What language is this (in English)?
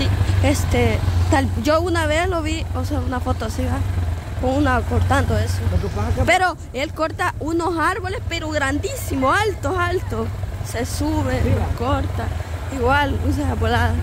Spanish